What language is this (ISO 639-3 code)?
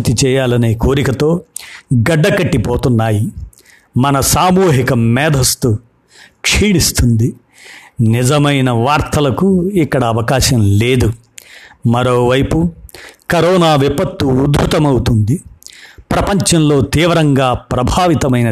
tel